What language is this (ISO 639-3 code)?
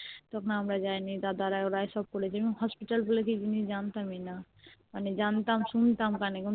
ben